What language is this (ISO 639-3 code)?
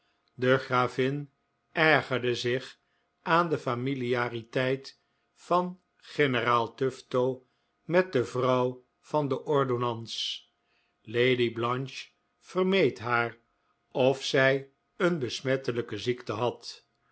nld